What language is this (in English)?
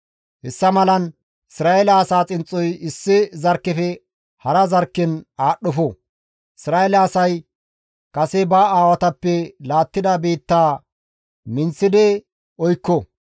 Gamo